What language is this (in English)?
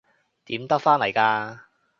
Cantonese